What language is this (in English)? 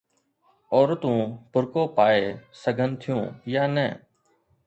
Sindhi